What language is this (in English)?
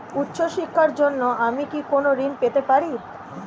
Bangla